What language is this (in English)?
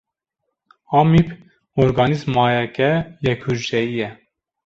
Kurdish